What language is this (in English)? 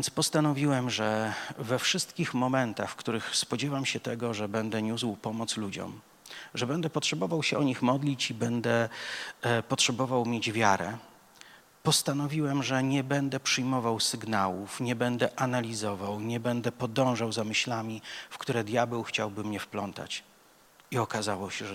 Polish